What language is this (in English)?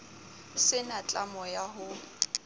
Southern Sotho